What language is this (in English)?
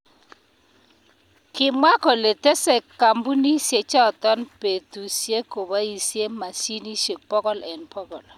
Kalenjin